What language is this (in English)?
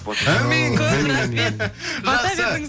Kazakh